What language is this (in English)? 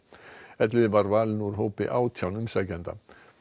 Icelandic